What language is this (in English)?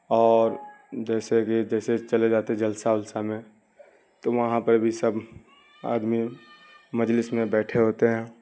Urdu